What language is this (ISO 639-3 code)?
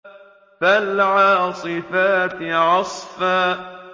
ara